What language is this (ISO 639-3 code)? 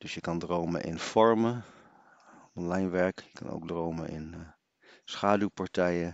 nld